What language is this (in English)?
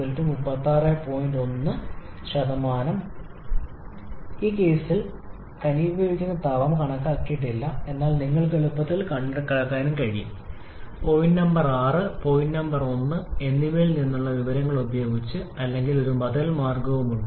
Malayalam